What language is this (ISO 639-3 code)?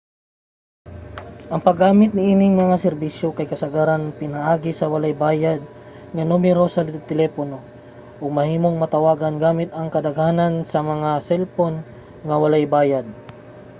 ceb